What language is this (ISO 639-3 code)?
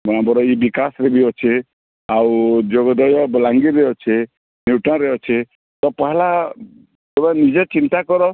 ori